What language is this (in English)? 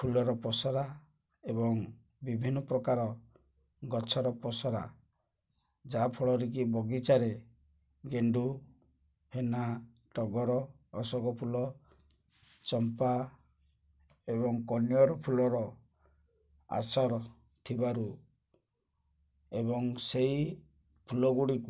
Odia